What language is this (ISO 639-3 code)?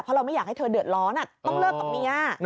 tha